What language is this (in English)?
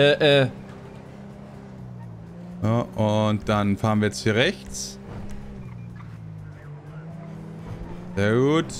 German